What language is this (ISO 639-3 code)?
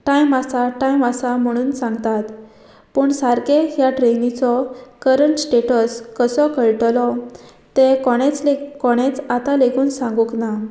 kok